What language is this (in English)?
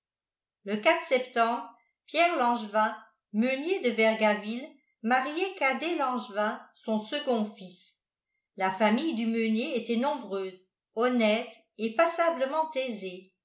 French